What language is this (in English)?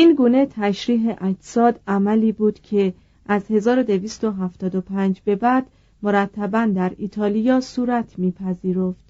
Persian